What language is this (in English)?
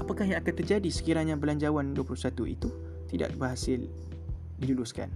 Malay